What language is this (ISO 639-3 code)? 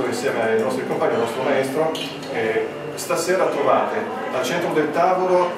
ita